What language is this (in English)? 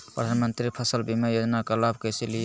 Magahi